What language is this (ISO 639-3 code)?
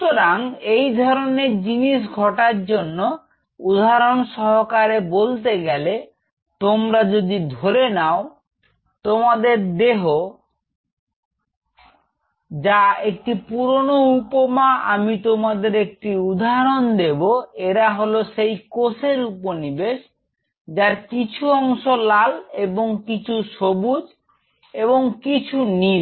ben